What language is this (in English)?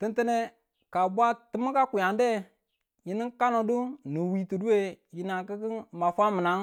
Tula